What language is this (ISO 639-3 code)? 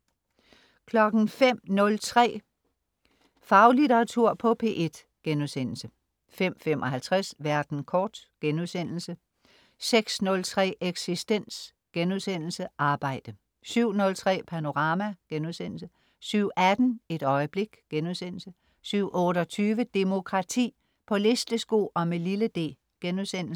dan